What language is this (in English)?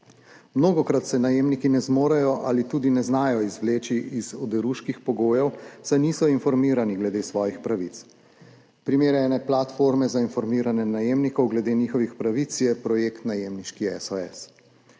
Slovenian